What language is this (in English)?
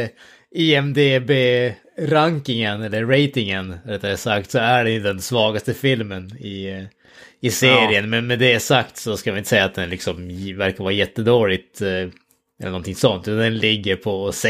Swedish